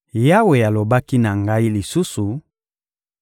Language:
Lingala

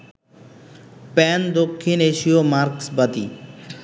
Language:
Bangla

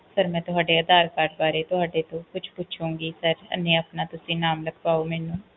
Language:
Punjabi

